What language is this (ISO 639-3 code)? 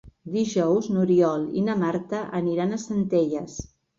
cat